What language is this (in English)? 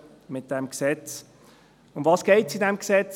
Swiss German